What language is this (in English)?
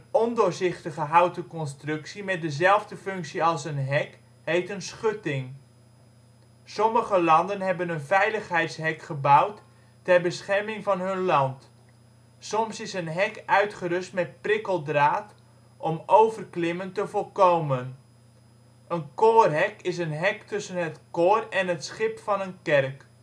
Dutch